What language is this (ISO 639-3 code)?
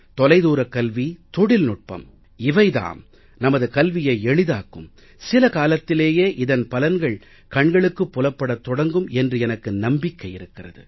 tam